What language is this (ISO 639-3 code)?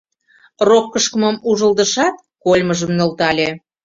chm